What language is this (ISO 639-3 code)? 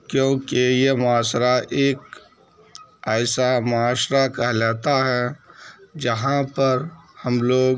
urd